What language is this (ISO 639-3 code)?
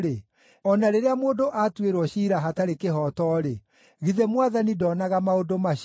kik